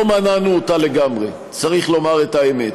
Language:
Hebrew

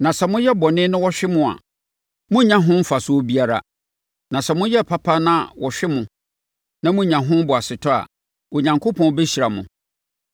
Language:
Akan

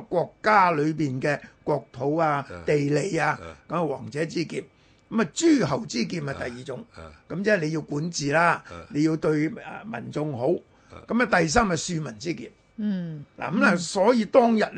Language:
Chinese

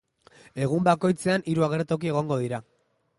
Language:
Basque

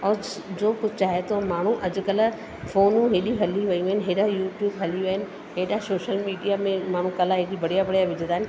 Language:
Sindhi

